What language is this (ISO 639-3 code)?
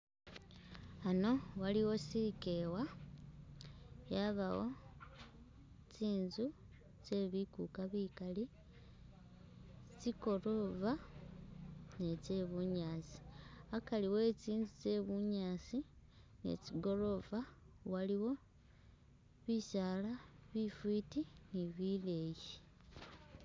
myx